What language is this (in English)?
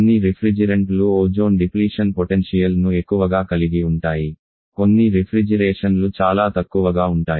Telugu